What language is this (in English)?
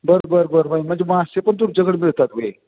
Marathi